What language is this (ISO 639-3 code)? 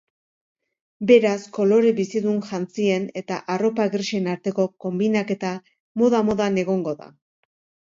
eus